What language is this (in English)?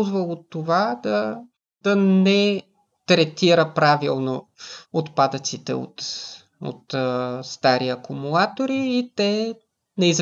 Bulgarian